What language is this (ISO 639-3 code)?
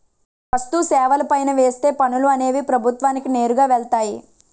tel